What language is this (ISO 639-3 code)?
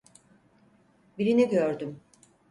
tur